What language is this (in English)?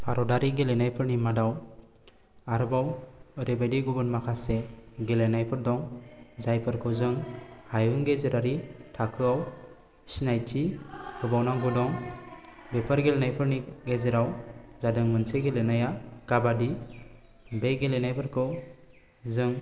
Bodo